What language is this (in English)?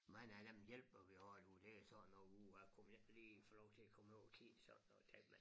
Danish